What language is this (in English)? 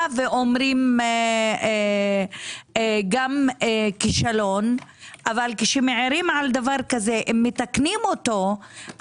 Hebrew